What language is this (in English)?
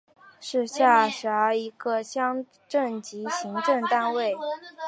Chinese